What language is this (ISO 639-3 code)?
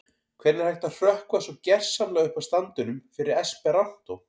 isl